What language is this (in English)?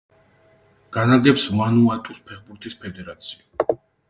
Georgian